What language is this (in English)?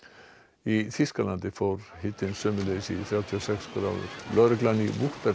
Icelandic